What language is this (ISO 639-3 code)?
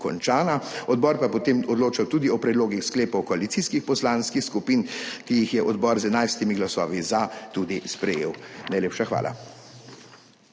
slv